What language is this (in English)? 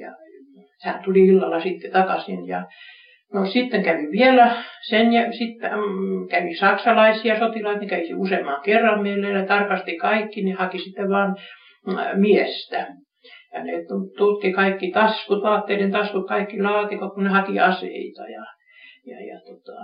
Finnish